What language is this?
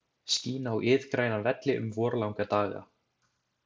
Icelandic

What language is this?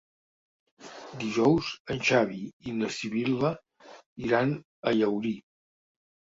Catalan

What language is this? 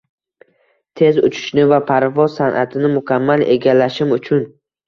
Uzbek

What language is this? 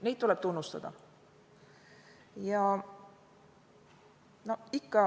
Estonian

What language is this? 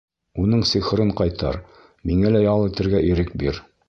Bashkir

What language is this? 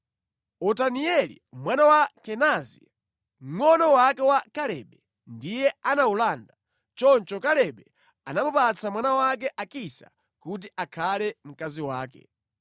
Nyanja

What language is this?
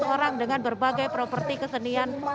Indonesian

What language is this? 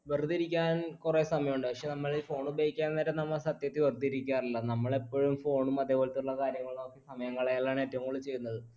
Malayalam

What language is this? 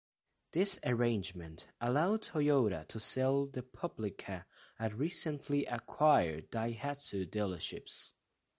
English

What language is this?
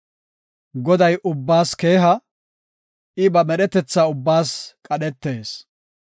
Gofa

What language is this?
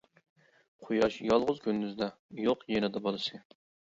Uyghur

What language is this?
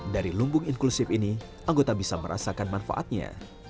Indonesian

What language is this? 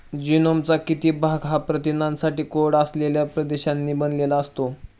Marathi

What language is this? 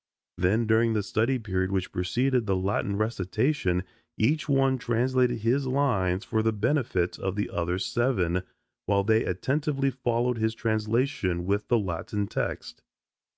English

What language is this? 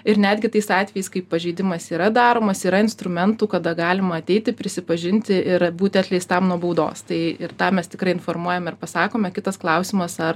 Lithuanian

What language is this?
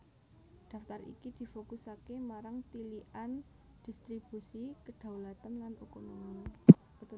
Javanese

